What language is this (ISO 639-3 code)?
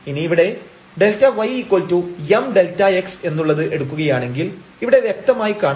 mal